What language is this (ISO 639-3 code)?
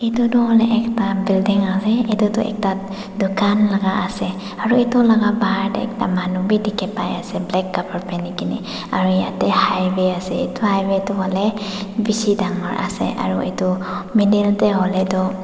nag